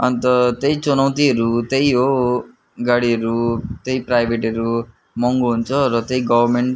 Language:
Nepali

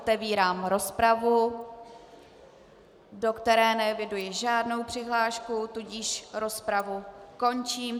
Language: Czech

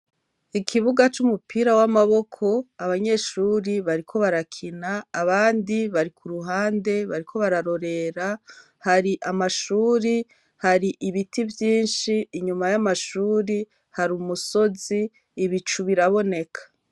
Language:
Rundi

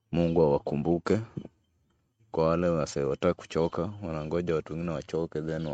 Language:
Swahili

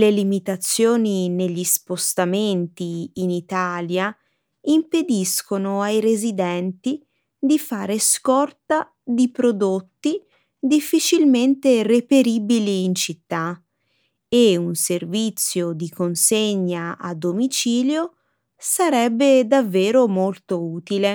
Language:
Italian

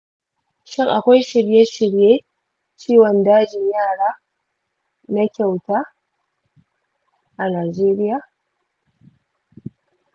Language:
Hausa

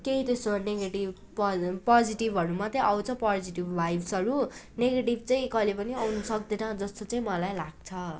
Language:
Nepali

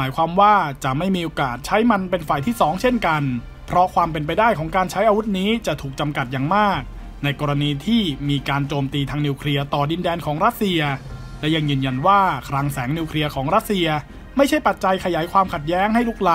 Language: Thai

